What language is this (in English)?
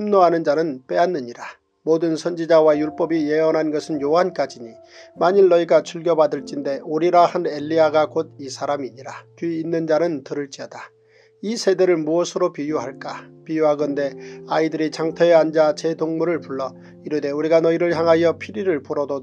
Korean